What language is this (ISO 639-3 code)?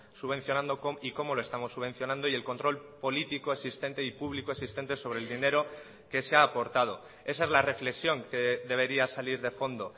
spa